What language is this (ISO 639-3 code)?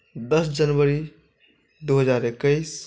mai